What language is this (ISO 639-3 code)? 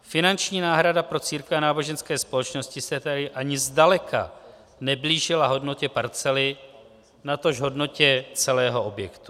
ces